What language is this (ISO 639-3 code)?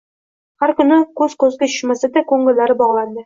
uzb